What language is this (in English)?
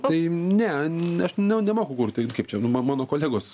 Lithuanian